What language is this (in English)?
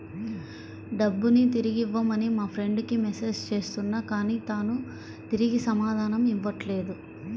Telugu